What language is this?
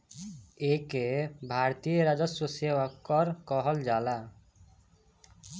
Bhojpuri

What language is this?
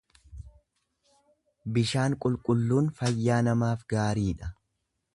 Oromo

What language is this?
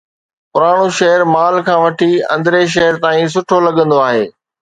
Sindhi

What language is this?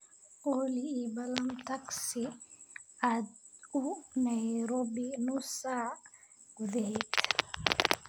Somali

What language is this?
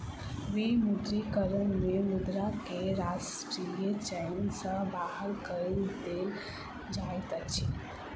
Maithili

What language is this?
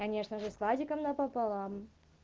Russian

